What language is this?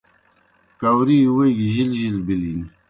Kohistani Shina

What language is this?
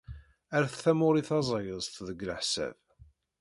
Kabyle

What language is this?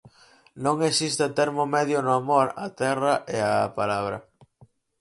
Galician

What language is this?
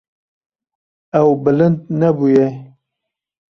Kurdish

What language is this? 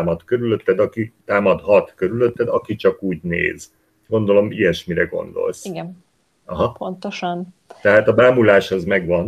Hungarian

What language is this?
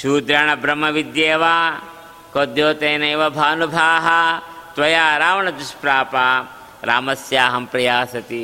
Kannada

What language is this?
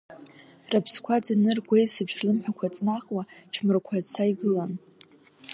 Abkhazian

